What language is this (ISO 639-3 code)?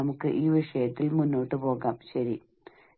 mal